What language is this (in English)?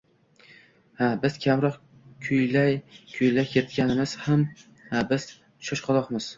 Uzbek